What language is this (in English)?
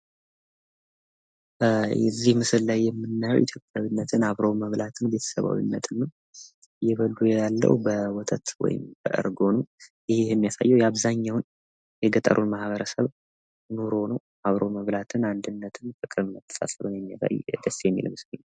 Amharic